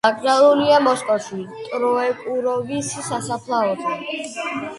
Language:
Georgian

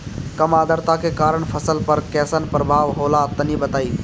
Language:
Bhojpuri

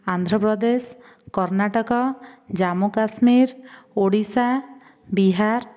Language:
Odia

